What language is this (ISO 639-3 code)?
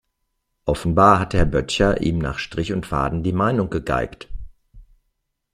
deu